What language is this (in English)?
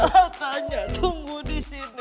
Indonesian